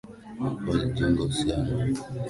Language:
Swahili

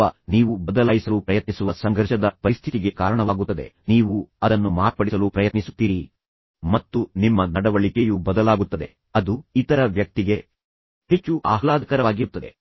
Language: Kannada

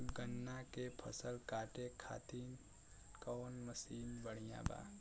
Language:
Bhojpuri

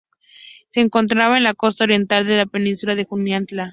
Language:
Spanish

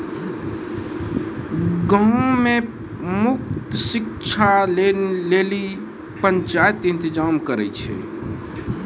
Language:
Maithili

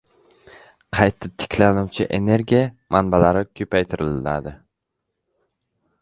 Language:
Uzbek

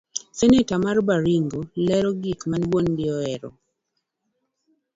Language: Luo (Kenya and Tanzania)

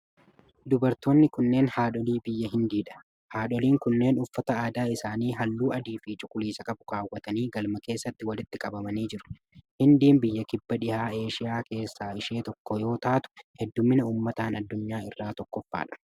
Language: Oromo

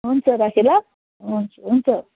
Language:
Nepali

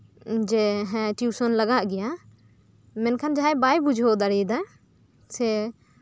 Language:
Santali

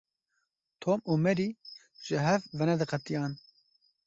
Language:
Kurdish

